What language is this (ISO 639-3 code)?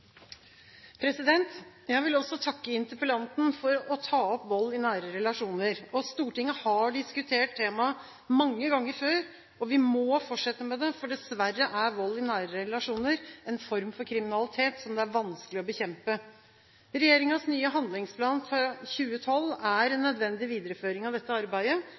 nor